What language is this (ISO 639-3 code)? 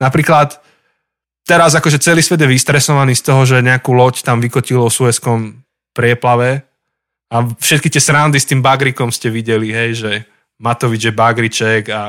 slk